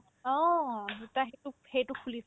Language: Assamese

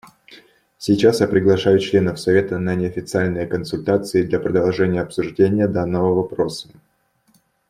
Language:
Russian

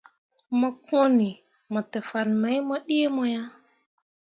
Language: Mundang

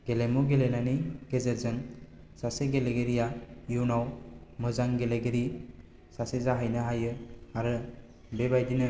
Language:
Bodo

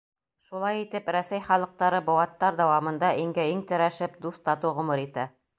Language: Bashkir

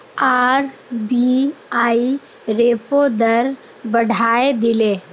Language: Magahi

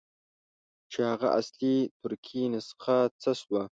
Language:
Pashto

